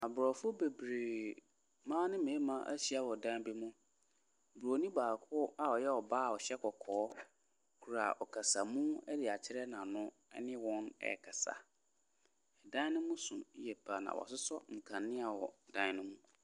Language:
Akan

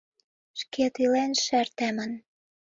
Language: Mari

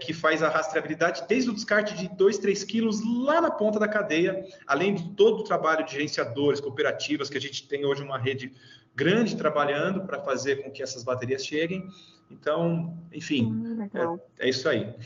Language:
Portuguese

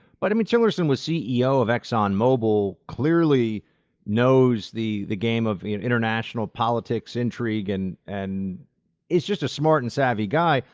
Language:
English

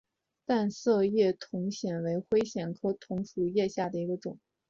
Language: Chinese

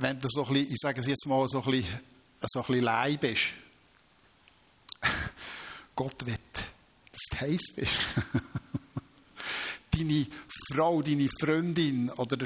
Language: German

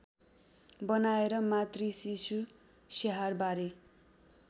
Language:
Nepali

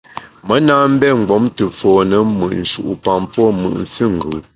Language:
Bamun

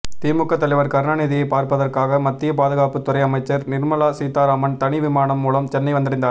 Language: Tamil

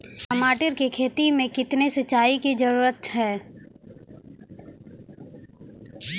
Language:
Maithili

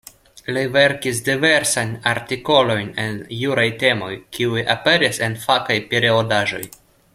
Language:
Esperanto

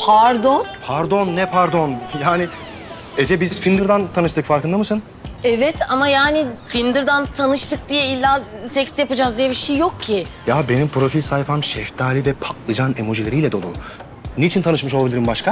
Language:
Turkish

